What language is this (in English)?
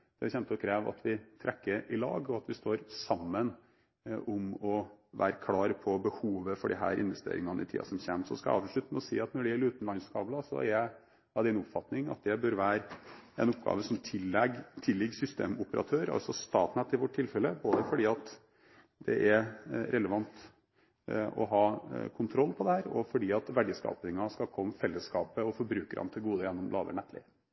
Norwegian Bokmål